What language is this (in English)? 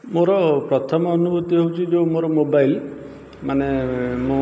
Odia